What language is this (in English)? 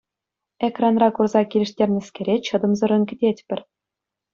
Chuvash